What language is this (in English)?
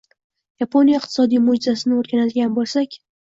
Uzbek